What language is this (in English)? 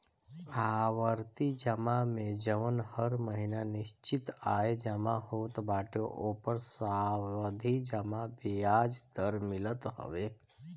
Bhojpuri